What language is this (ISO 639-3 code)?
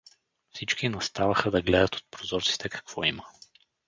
bul